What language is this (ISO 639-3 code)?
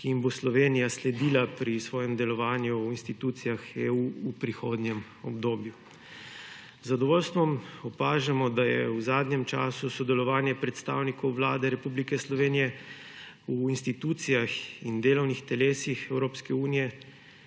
slv